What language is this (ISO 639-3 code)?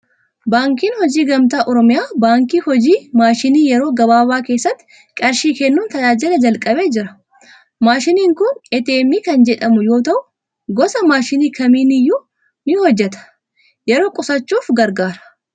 orm